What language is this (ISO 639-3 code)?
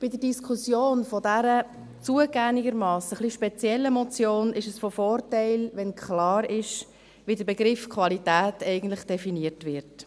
gsw